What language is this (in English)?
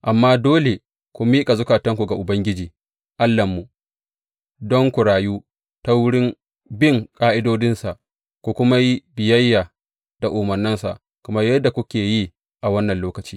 Hausa